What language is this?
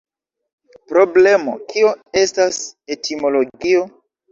Esperanto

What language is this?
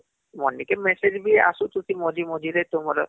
Odia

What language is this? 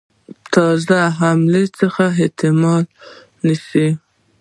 Pashto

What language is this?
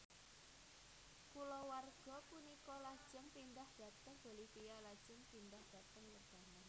Javanese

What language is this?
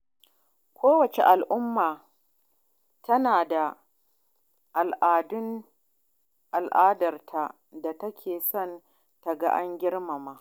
Hausa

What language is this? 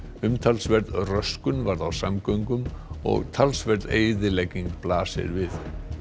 Icelandic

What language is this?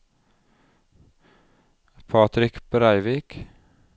Norwegian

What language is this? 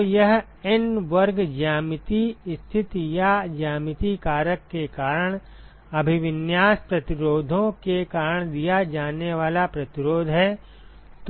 Hindi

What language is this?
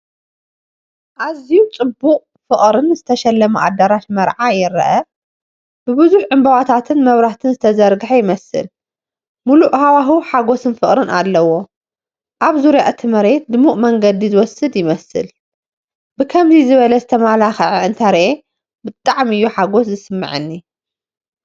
Tigrinya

